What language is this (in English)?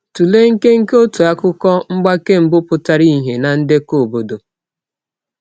Igbo